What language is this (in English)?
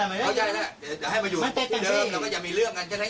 Thai